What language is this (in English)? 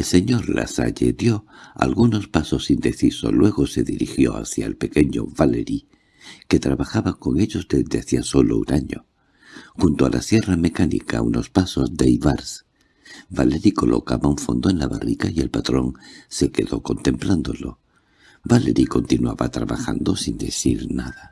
Spanish